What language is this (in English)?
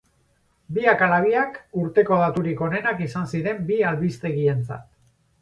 Basque